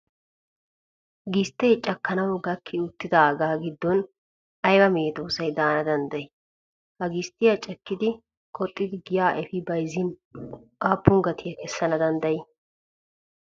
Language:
Wolaytta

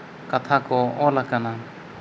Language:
Santali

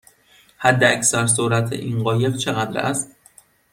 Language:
Persian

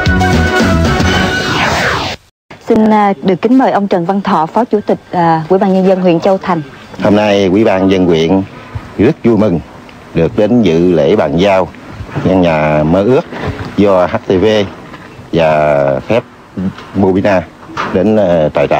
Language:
Vietnamese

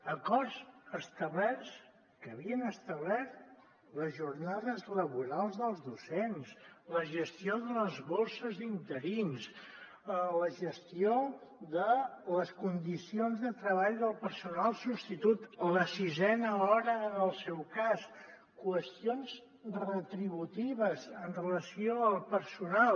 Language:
Catalan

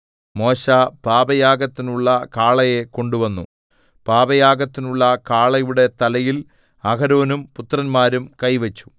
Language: Malayalam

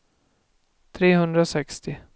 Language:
Swedish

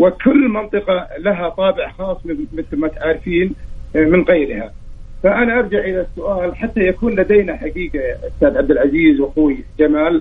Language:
Arabic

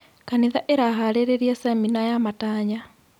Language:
Kikuyu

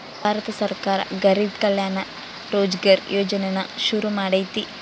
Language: Kannada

